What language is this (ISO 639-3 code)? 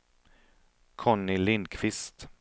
swe